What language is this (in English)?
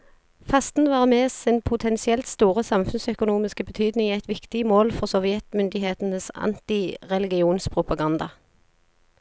Norwegian